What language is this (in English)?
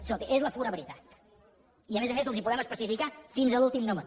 Catalan